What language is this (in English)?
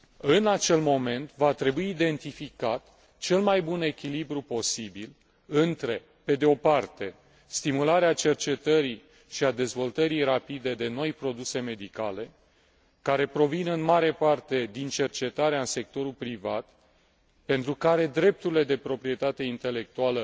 Romanian